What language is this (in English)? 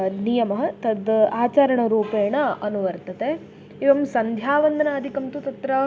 Sanskrit